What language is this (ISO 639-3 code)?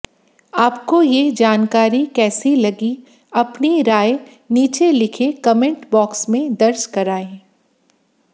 hin